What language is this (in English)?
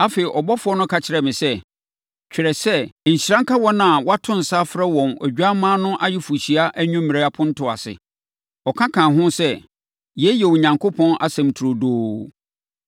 Akan